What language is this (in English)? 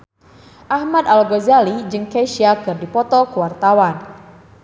Sundanese